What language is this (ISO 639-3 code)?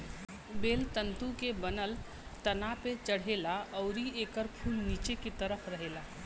bho